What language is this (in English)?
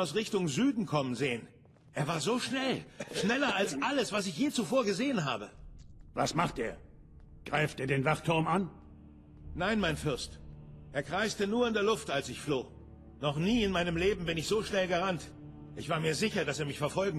German